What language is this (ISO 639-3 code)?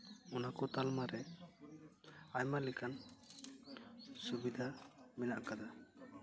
sat